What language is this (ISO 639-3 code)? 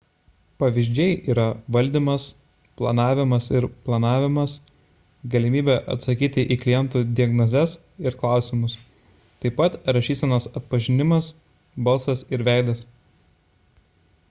lit